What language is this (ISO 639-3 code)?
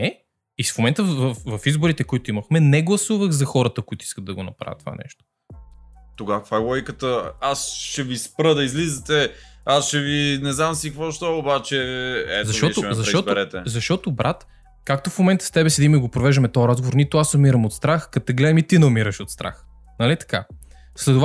bul